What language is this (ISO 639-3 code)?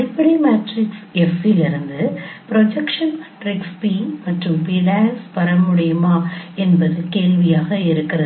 tam